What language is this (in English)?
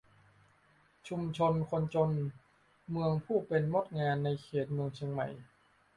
Thai